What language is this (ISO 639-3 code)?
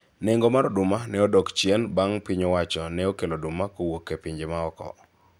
luo